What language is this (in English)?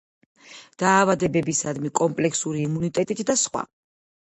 Georgian